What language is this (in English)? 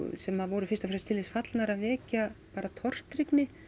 Icelandic